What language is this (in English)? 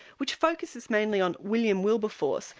English